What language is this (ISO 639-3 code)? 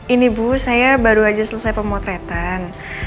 ind